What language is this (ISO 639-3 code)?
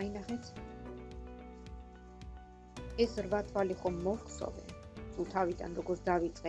rus